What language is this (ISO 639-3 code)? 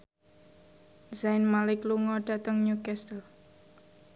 jav